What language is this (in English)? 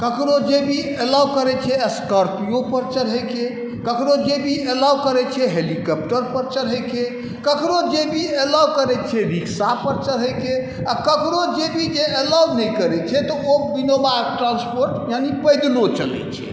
Maithili